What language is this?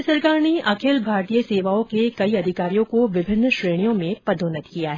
Hindi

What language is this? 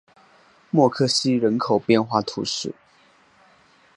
Chinese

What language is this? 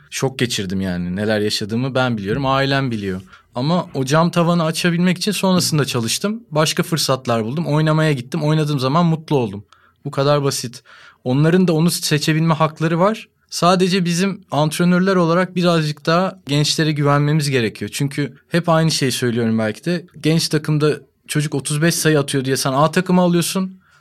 Turkish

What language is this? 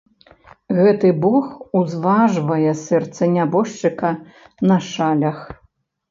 Belarusian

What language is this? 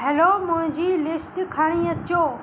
Sindhi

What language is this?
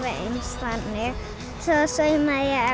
Icelandic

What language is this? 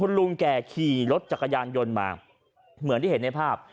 Thai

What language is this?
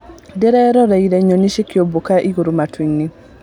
Kikuyu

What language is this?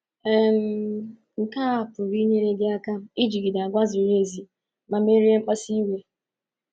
Igbo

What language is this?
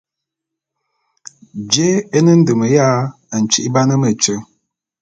Bulu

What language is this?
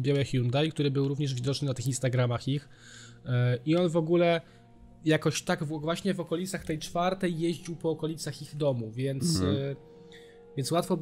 Polish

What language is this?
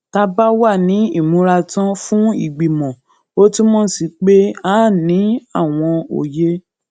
Yoruba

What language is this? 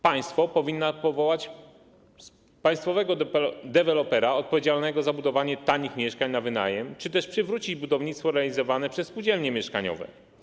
Polish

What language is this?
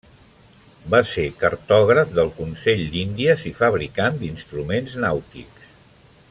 Catalan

